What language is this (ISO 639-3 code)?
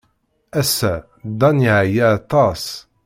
kab